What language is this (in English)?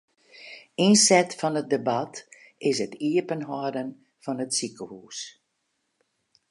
Western Frisian